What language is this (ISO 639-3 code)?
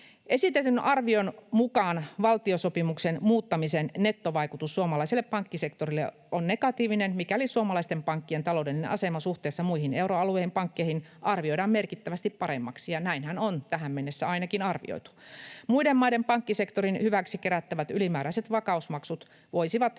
fin